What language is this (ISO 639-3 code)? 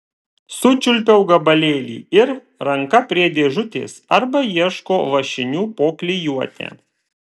lit